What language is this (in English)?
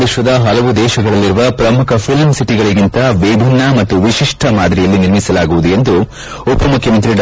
Kannada